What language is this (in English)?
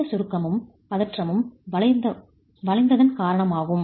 Tamil